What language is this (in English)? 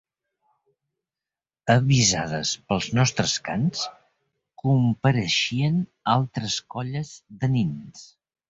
Catalan